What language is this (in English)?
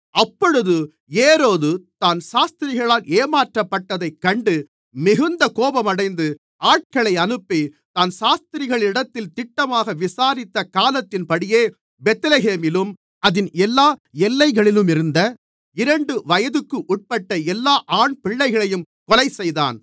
Tamil